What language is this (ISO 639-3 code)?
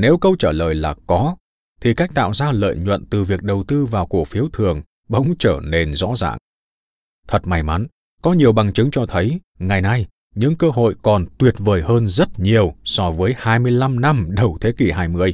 vie